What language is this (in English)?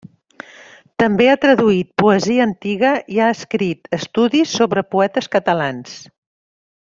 Catalan